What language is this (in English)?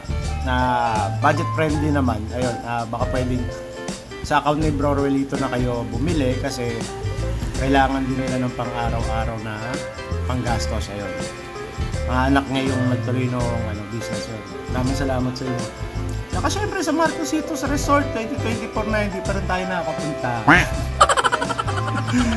Filipino